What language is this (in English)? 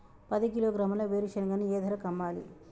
Telugu